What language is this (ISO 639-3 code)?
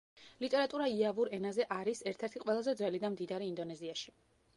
kat